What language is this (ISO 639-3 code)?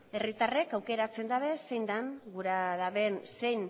eus